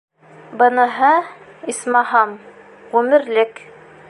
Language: Bashkir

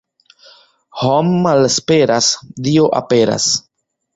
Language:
Esperanto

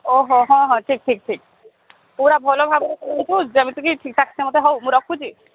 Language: Odia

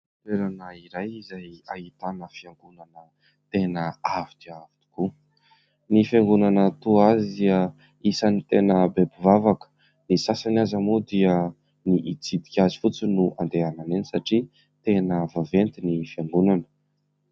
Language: Malagasy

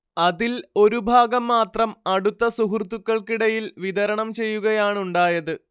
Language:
Malayalam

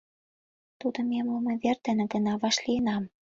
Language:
Mari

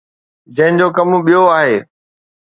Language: Sindhi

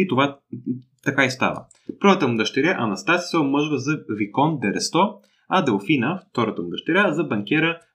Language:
Bulgarian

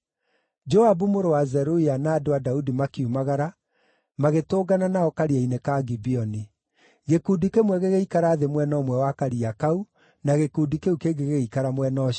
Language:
Kikuyu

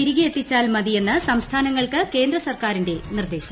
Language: Malayalam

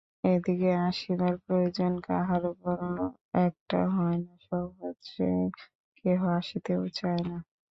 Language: Bangla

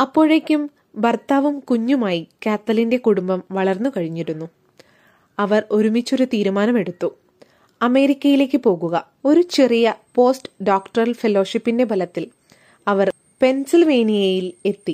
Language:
Malayalam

